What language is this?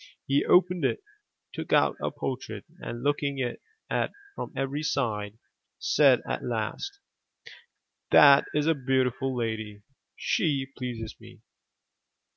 English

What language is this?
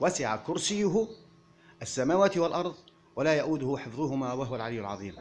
Arabic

